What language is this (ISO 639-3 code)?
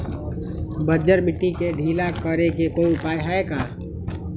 mag